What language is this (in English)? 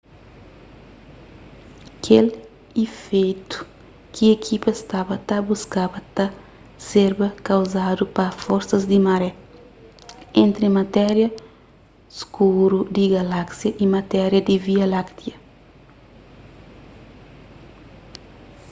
Kabuverdianu